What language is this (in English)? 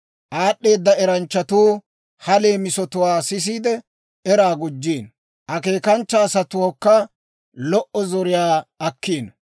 Dawro